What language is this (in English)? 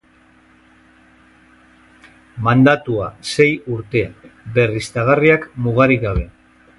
Basque